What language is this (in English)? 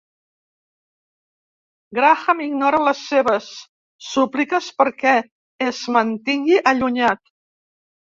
Catalan